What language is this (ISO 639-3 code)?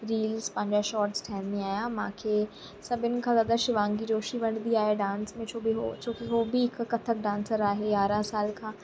snd